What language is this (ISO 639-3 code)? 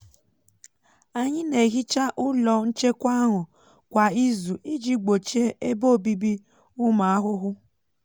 ibo